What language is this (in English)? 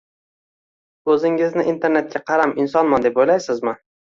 Uzbek